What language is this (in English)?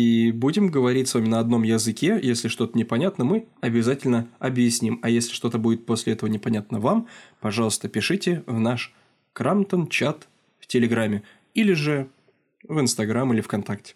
Russian